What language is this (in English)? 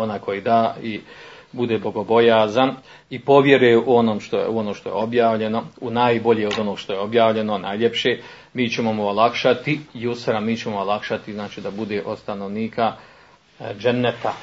Croatian